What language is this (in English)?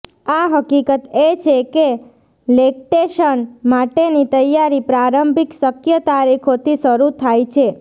Gujarati